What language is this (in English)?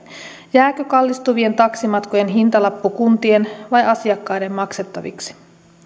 Finnish